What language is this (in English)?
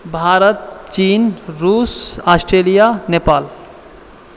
Maithili